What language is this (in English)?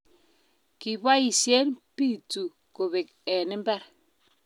Kalenjin